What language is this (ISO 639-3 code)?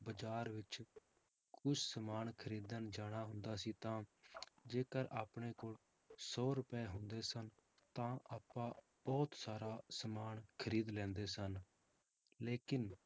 pan